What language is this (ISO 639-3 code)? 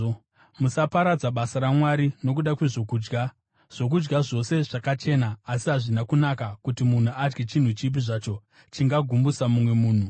sna